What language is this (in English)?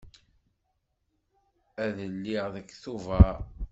Kabyle